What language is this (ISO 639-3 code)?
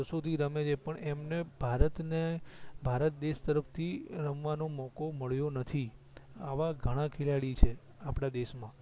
guj